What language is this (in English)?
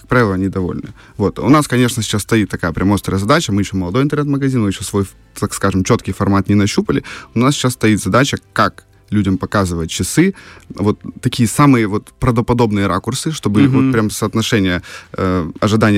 Russian